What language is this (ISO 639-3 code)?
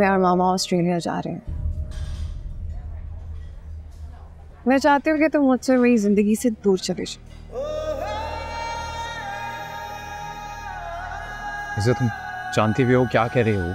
hin